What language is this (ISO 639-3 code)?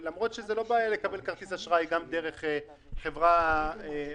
heb